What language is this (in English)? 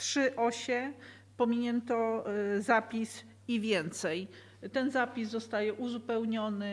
Polish